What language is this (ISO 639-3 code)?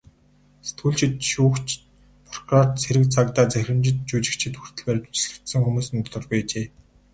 mon